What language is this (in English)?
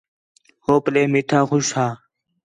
Khetrani